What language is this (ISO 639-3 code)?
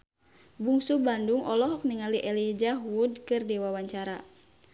sun